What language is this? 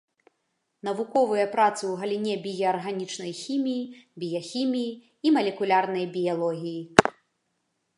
Belarusian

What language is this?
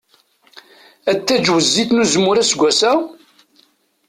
Kabyle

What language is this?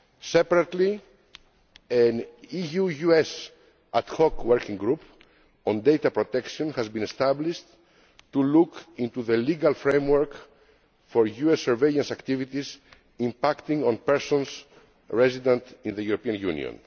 English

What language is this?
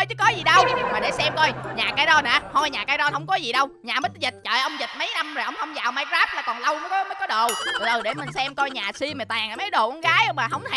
Vietnamese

